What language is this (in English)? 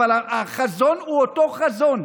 Hebrew